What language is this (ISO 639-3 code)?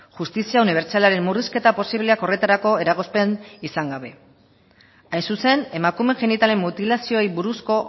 eus